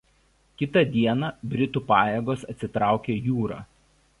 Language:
Lithuanian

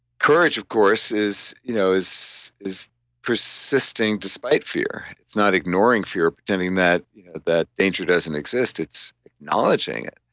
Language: English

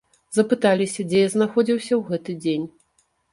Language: Belarusian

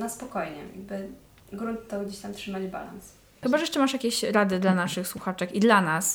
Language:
Polish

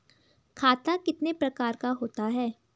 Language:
Hindi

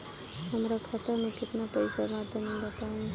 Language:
Bhojpuri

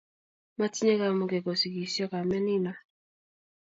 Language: Kalenjin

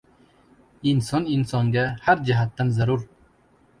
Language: Uzbek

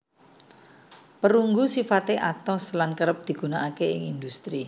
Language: Javanese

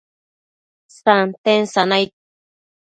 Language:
Matsés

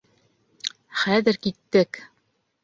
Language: Bashkir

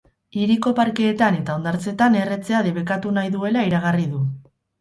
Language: Basque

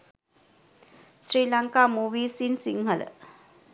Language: Sinhala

